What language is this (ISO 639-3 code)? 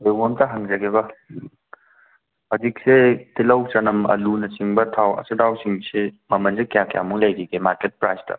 mni